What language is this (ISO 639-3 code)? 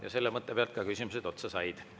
est